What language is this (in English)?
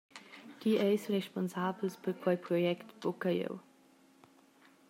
Romansh